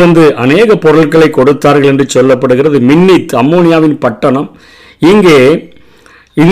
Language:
Tamil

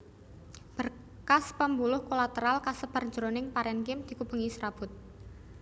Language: Javanese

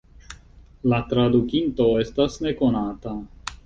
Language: Esperanto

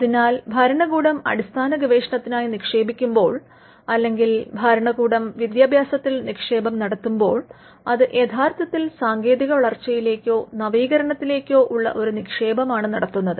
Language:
Malayalam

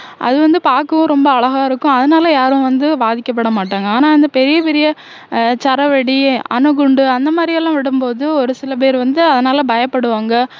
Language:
Tamil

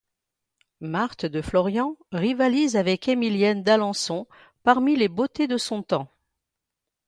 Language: French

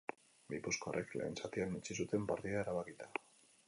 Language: Basque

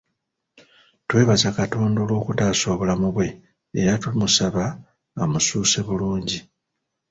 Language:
Ganda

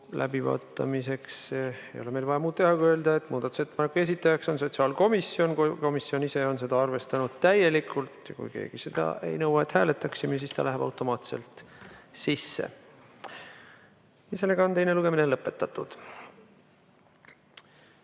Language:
Estonian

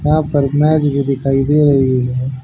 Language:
Hindi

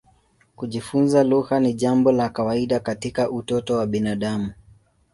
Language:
Swahili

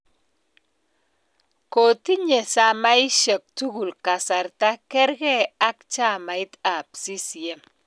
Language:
Kalenjin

